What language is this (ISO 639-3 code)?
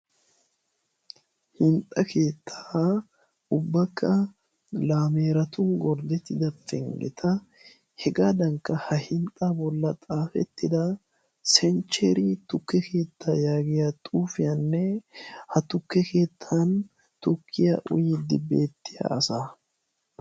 wal